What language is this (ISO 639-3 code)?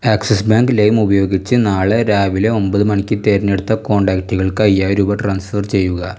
mal